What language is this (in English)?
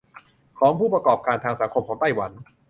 Thai